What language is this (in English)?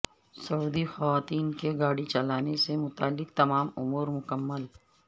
Urdu